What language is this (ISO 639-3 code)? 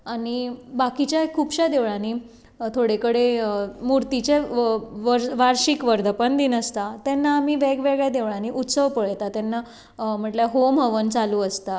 kok